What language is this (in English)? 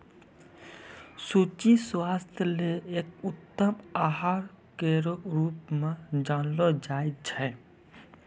Maithili